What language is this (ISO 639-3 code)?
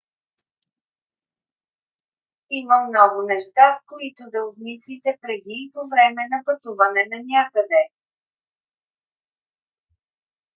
bul